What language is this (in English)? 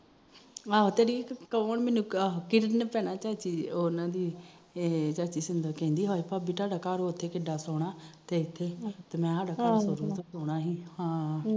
Punjabi